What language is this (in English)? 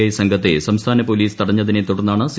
Malayalam